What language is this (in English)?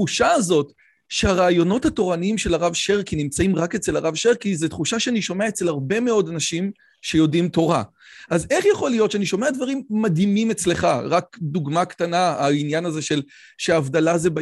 Hebrew